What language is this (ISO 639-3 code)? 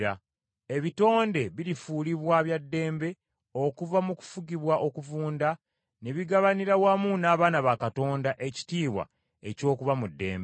lug